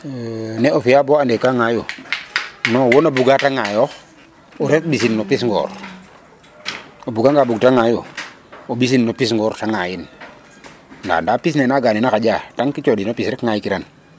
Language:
Serer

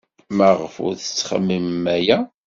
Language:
Kabyle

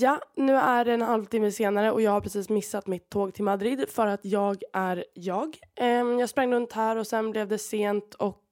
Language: Swedish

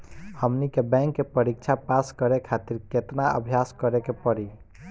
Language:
Bhojpuri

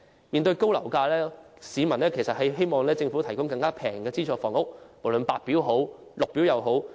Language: Cantonese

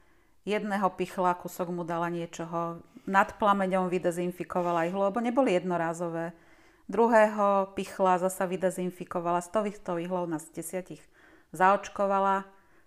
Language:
Slovak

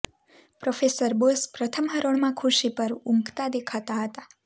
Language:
Gujarati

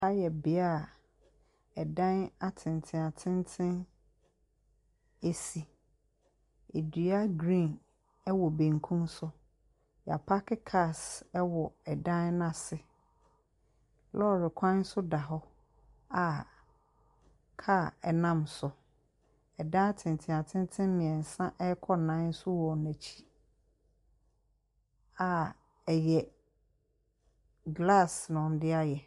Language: Akan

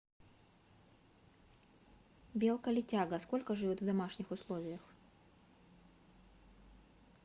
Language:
Russian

